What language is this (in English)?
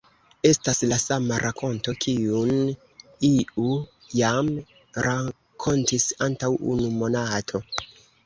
Esperanto